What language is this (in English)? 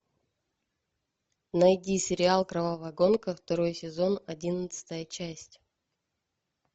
Russian